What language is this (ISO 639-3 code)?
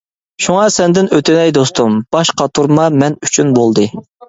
uig